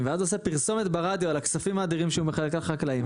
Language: Hebrew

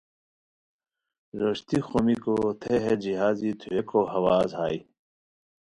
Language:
Khowar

